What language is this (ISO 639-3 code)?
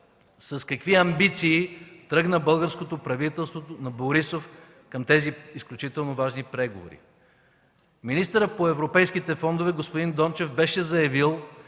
bul